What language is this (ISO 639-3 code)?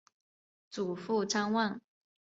zho